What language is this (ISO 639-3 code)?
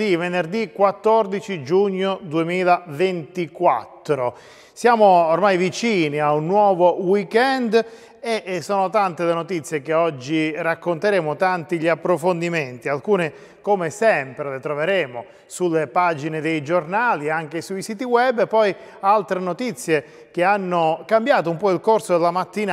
ita